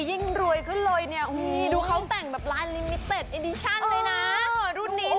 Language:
Thai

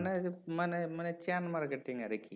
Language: Bangla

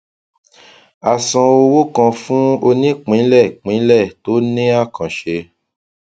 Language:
Yoruba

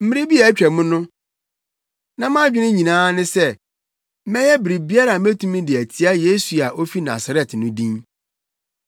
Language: Akan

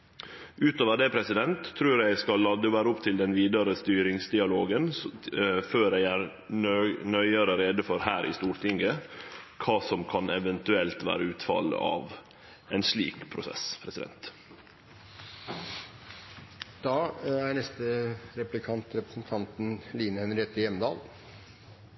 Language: Norwegian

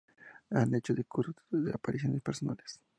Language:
Spanish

